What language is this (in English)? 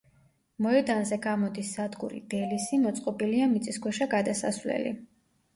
Georgian